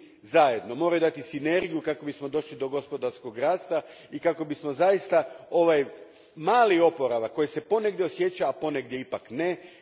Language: Croatian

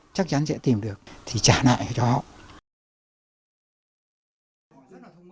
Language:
Vietnamese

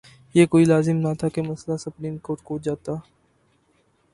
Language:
Urdu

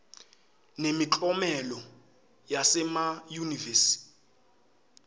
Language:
Swati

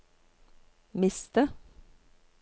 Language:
Norwegian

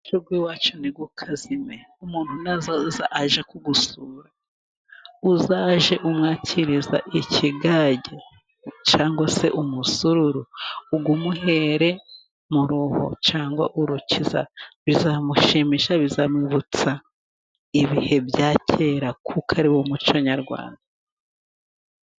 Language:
Kinyarwanda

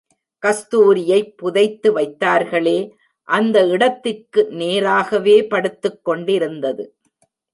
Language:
Tamil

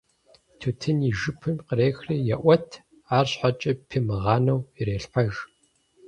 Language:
Kabardian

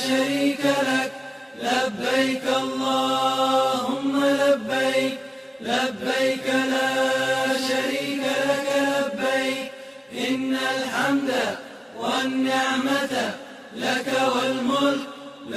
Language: Arabic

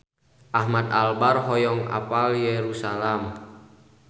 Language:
Sundanese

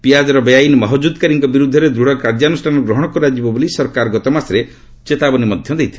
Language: Odia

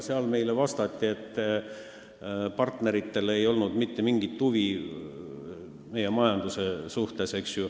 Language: Estonian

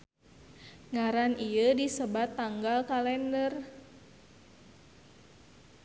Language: Sundanese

